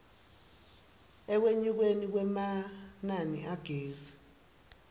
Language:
Swati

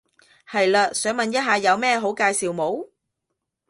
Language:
Cantonese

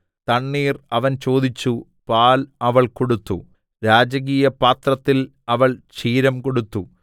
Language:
Malayalam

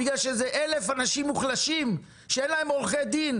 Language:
Hebrew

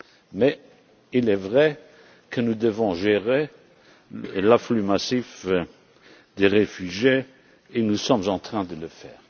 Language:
French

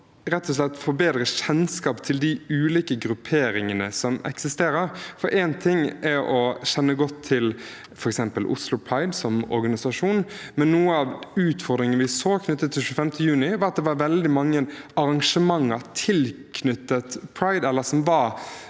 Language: Norwegian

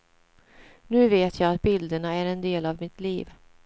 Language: Swedish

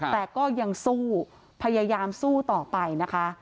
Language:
Thai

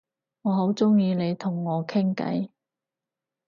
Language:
Cantonese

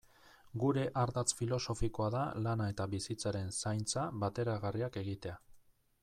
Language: Basque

